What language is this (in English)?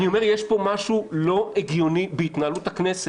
Hebrew